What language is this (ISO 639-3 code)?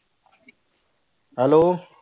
pan